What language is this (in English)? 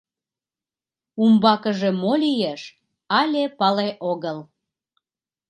Mari